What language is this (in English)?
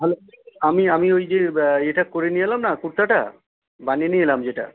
Bangla